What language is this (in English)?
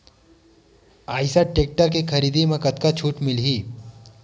Chhattisgarhi